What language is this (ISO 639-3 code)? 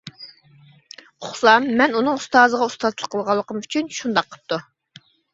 uig